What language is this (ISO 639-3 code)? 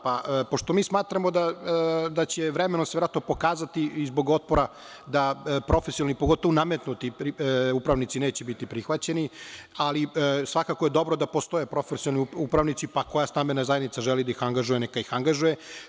srp